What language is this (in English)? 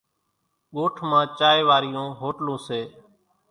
Kachi Koli